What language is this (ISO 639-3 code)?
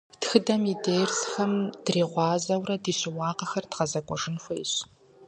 kbd